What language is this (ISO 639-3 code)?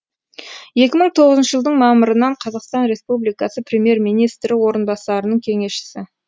kaz